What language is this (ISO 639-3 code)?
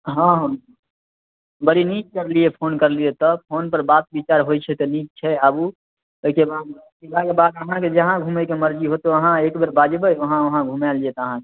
mai